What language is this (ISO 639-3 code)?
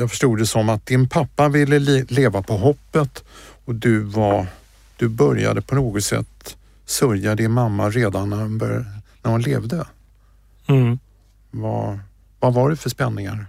swe